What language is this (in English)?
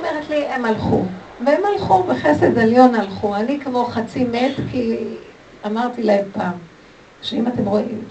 Hebrew